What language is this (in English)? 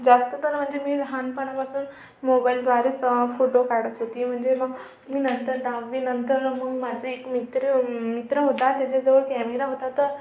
Marathi